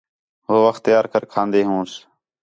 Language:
Khetrani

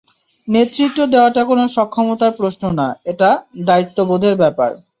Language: Bangla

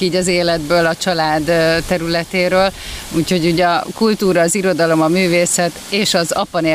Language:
Hungarian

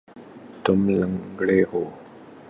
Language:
Urdu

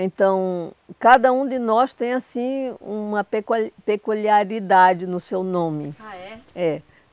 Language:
Portuguese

